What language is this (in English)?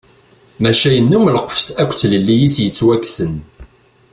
Kabyle